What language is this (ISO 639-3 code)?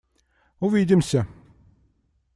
rus